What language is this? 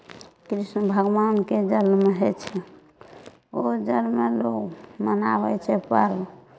Maithili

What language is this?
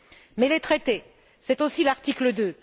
French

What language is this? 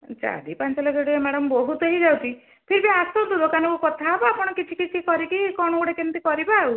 Odia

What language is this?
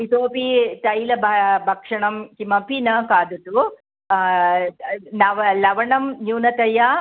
Sanskrit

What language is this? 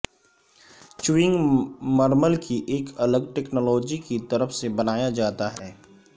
Urdu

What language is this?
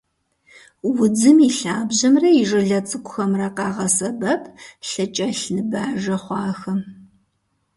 Kabardian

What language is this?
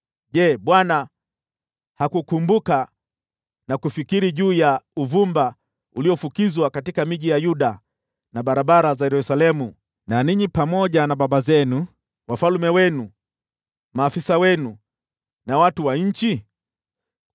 Swahili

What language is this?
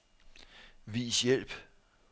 Danish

